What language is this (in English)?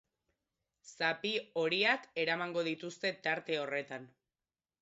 Basque